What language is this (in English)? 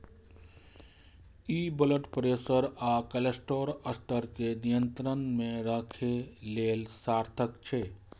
Maithili